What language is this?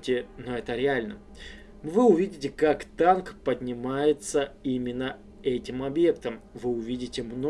Russian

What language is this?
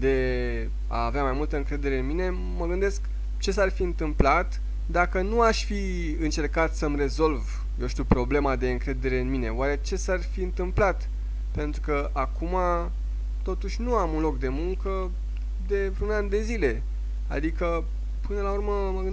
Romanian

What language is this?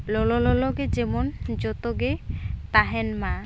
Santali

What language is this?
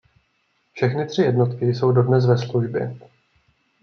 Czech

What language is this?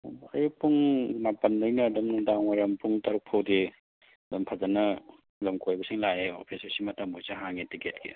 Manipuri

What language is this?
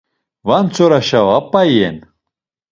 Laz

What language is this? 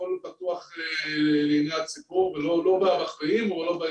Hebrew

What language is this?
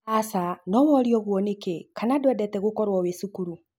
Kikuyu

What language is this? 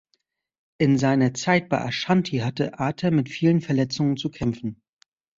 German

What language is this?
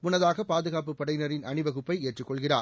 Tamil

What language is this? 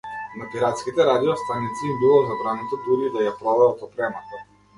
Macedonian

